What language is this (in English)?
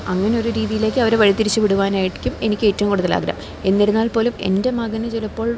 Malayalam